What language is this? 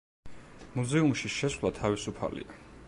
Georgian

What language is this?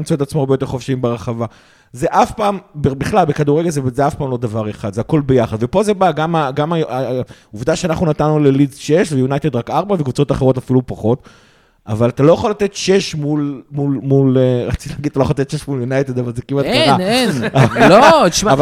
Hebrew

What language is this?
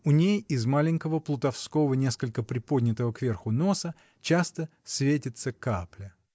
Russian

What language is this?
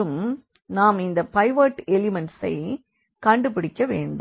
Tamil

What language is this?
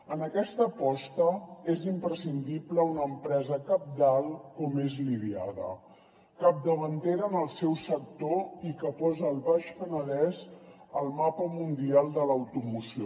Catalan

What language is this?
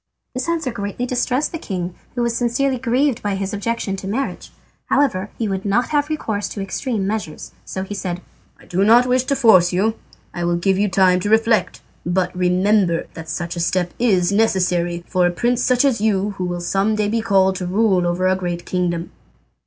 English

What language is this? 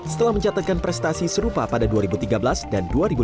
Indonesian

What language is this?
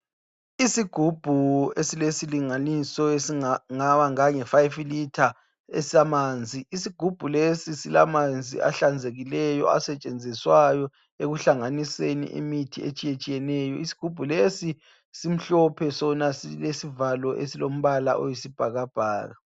North Ndebele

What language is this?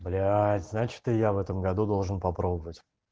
Russian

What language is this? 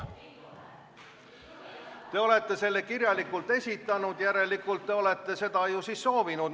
Estonian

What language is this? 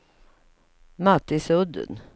Swedish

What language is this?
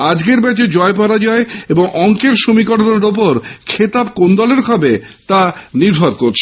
Bangla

